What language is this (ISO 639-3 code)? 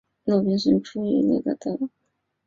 zho